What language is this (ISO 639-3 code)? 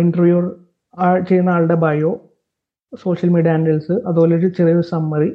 mal